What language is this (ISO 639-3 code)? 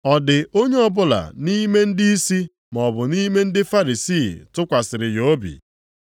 ibo